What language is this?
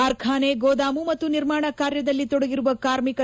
Kannada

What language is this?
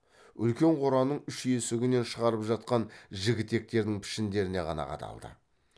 Kazakh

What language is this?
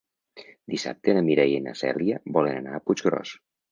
Catalan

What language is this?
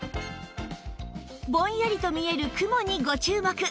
Japanese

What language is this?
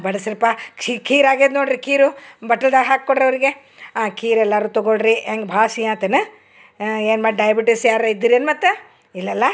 Kannada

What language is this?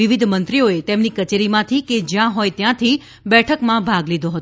Gujarati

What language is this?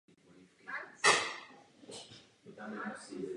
Czech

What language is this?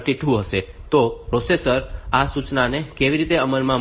Gujarati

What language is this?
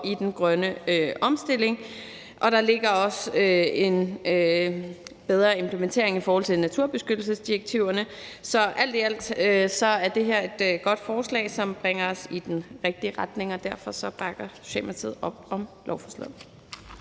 Danish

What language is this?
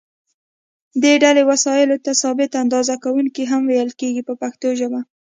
Pashto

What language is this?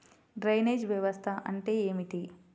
Telugu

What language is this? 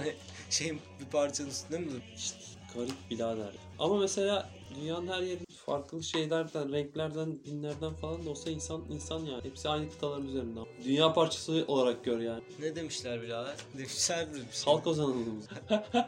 Turkish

